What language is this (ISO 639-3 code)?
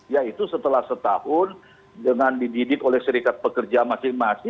ind